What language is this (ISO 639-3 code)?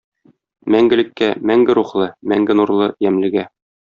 tat